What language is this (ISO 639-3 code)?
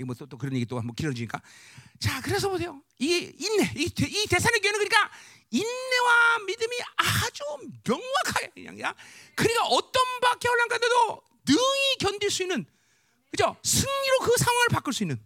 kor